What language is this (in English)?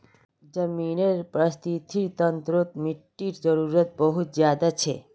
Magahi